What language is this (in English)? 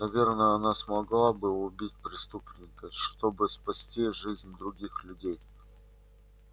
Russian